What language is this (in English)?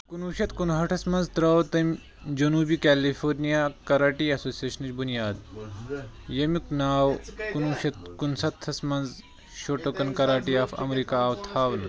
Kashmiri